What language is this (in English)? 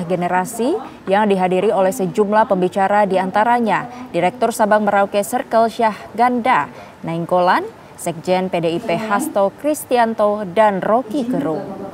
Indonesian